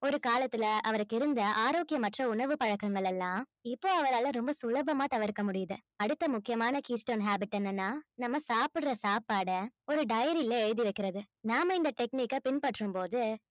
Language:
Tamil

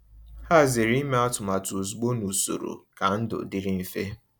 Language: Igbo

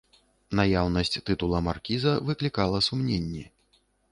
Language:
Belarusian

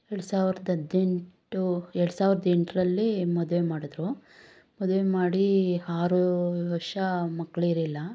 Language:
Kannada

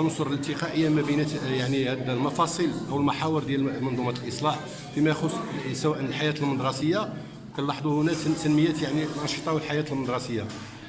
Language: Arabic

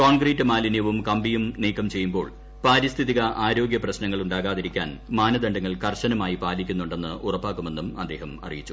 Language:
Malayalam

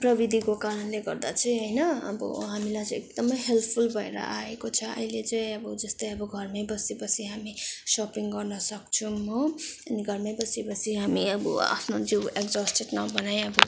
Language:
Nepali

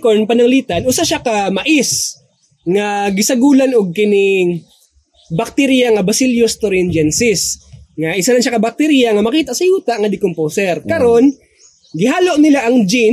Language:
Filipino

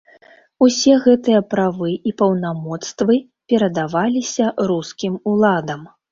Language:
Belarusian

